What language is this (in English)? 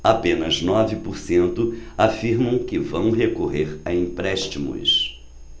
Portuguese